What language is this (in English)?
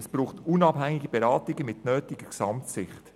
Swiss German